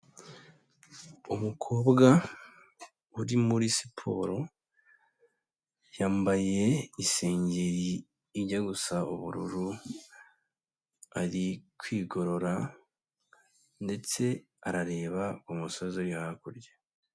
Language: Kinyarwanda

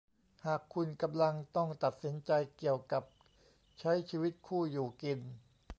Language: Thai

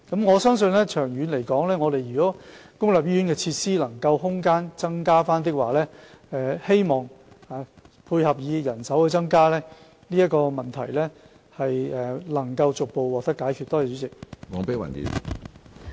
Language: Cantonese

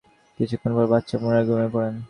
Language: Bangla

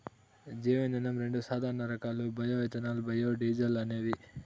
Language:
Telugu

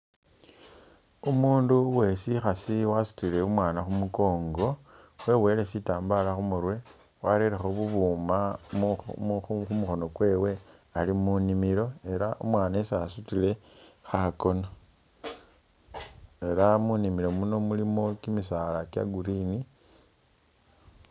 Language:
Masaaba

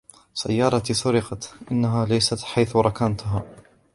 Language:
Arabic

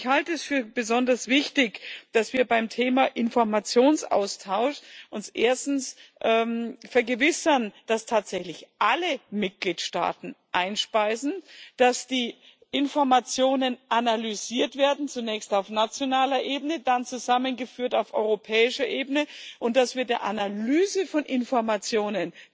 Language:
German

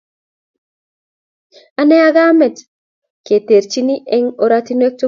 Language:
Kalenjin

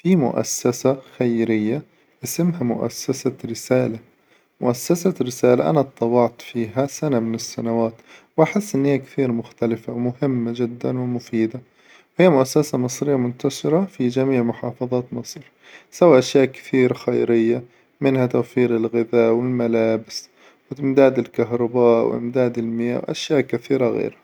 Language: Hijazi Arabic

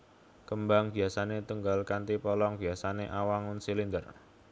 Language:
Javanese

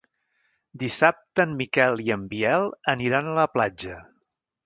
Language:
Catalan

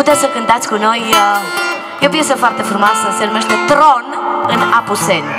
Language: Romanian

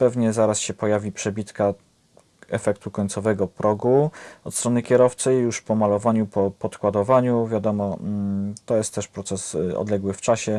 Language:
Polish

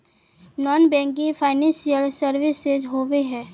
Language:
Magahi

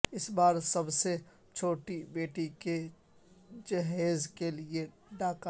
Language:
Urdu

